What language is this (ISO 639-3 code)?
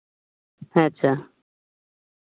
sat